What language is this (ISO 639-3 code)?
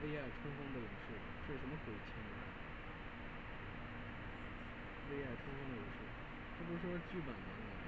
zho